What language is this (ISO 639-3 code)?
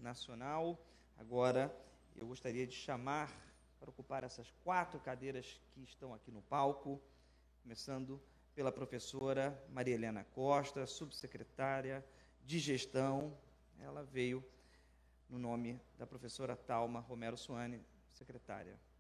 por